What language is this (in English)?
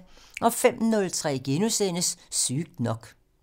Danish